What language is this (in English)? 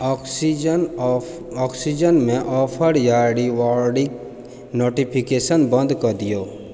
Maithili